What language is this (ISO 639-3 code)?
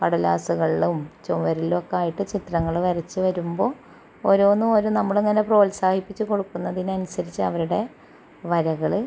mal